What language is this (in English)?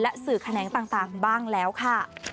Thai